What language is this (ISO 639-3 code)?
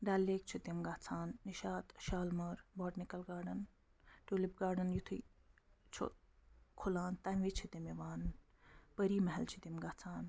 kas